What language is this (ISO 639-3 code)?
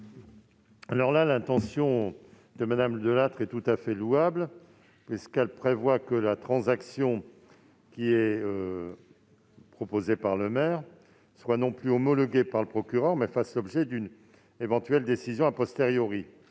fra